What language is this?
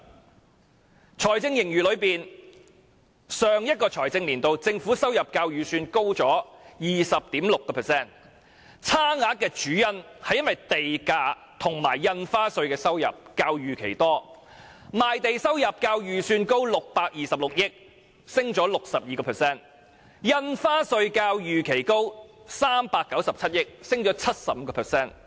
Cantonese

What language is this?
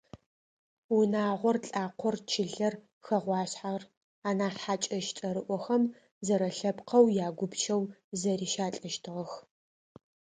Adyghe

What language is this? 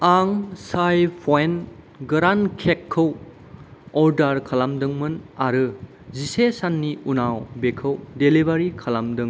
Bodo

